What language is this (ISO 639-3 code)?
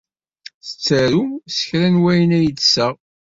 kab